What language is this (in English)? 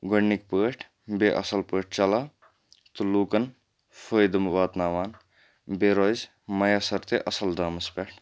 Kashmiri